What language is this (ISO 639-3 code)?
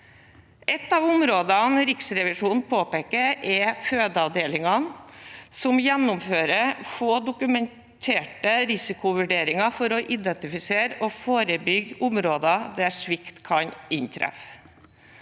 nor